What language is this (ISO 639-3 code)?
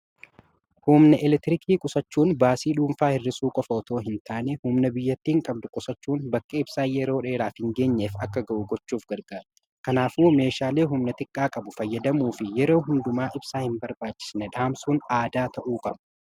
orm